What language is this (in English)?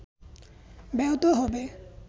Bangla